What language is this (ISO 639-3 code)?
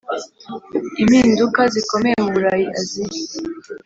kin